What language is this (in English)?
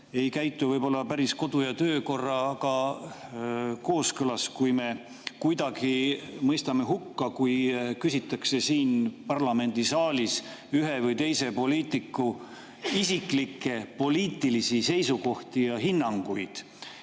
Estonian